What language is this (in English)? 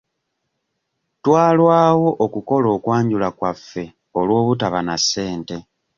Ganda